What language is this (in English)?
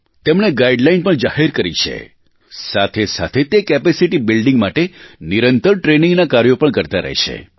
Gujarati